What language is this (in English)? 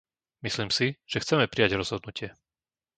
Slovak